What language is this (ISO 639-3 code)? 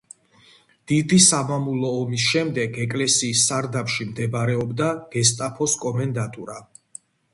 kat